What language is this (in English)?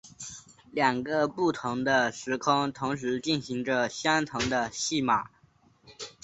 Chinese